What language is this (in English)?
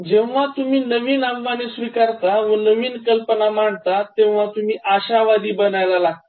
Marathi